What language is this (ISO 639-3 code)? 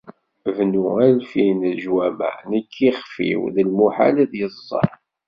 kab